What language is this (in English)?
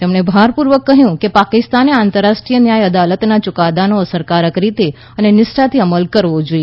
Gujarati